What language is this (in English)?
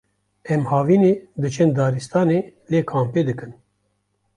Kurdish